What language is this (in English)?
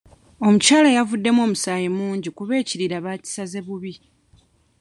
Ganda